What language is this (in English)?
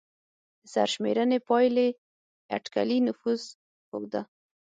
Pashto